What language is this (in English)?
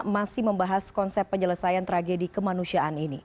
Indonesian